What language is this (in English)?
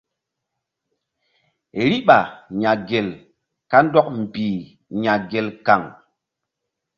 Mbum